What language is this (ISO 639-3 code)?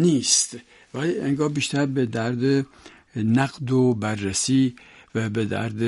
fas